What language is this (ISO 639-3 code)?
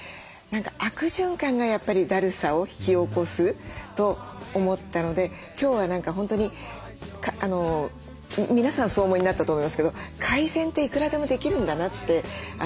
jpn